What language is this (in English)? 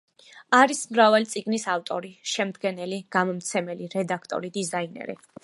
Georgian